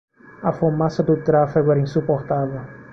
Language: Portuguese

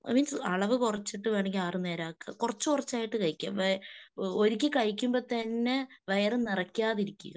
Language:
Malayalam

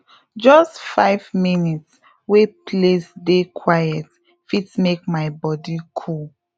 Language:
Nigerian Pidgin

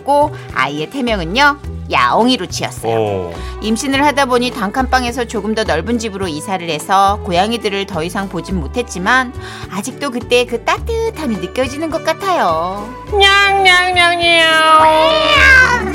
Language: Korean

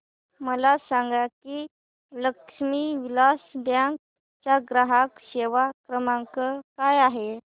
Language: Marathi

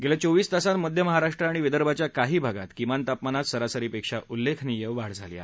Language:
Marathi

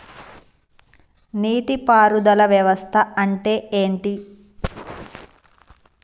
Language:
Telugu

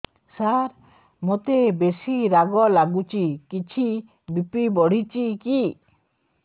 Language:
Odia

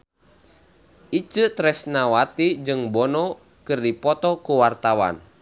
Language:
Sundanese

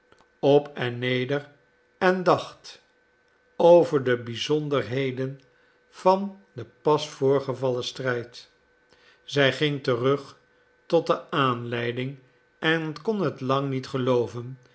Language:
Dutch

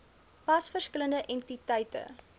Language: Afrikaans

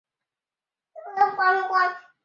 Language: Chinese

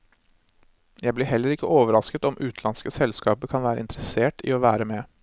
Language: Norwegian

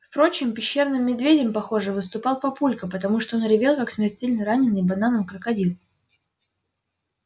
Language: Russian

